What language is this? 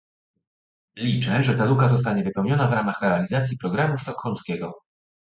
Polish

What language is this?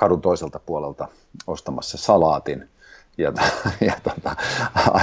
Finnish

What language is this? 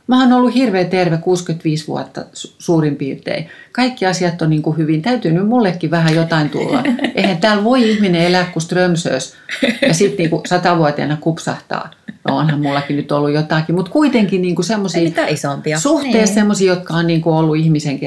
Finnish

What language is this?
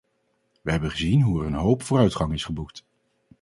Dutch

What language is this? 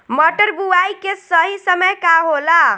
Bhojpuri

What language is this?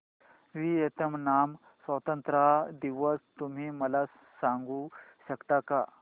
Marathi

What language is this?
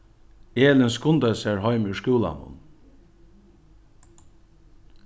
Faroese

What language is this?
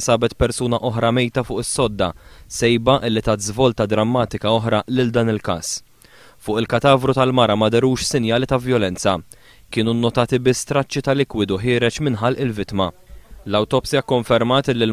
Arabic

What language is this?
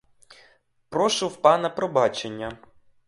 Ukrainian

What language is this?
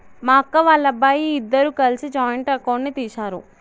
Telugu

